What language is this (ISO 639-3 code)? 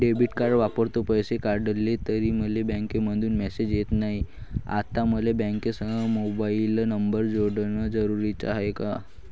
mar